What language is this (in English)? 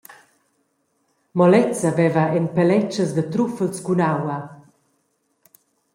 Romansh